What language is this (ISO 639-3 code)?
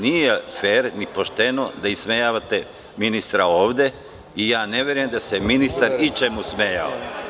srp